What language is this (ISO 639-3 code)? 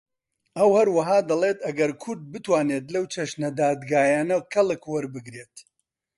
ckb